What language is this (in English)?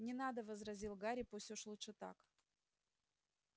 Russian